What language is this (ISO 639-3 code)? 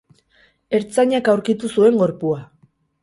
eus